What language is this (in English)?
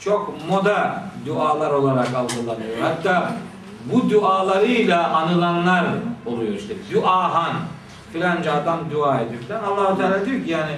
Turkish